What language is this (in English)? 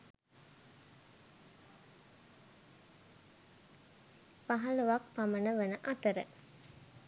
Sinhala